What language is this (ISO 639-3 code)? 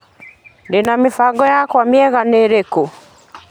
kik